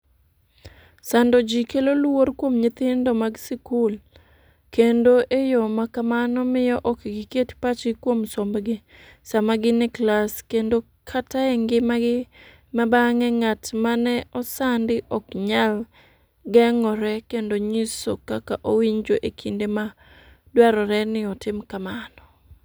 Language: Luo (Kenya and Tanzania)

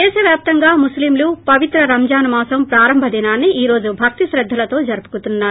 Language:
Telugu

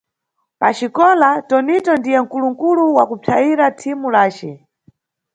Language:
Nyungwe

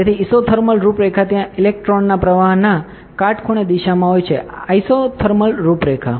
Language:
Gujarati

